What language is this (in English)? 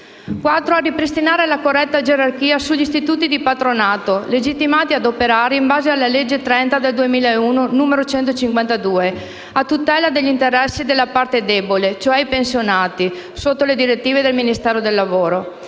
Italian